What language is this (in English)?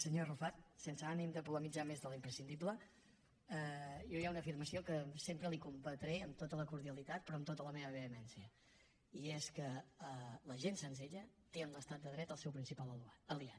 Catalan